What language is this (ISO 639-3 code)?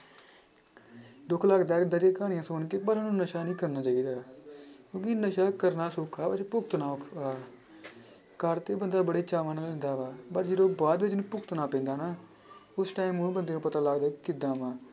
pan